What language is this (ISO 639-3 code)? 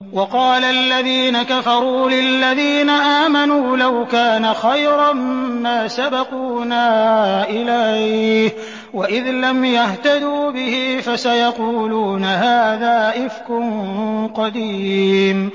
ara